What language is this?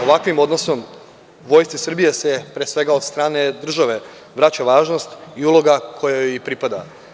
Serbian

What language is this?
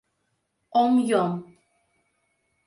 Mari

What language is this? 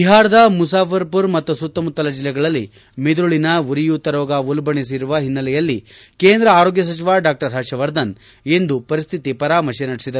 Kannada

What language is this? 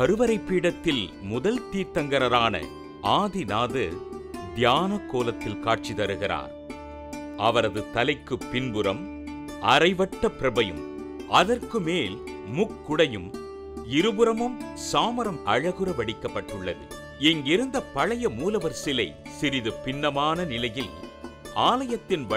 Tamil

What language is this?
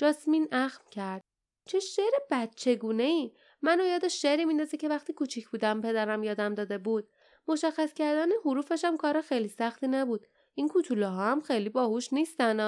Persian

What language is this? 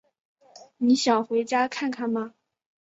Chinese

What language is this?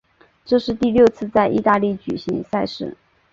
Chinese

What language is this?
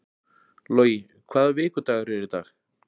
Icelandic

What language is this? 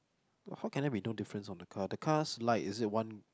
English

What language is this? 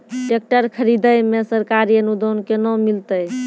Maithili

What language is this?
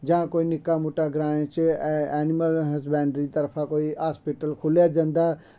Dogri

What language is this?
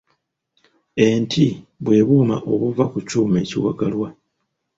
Ganda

